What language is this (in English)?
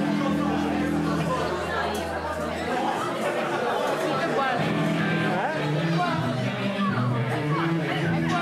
Italian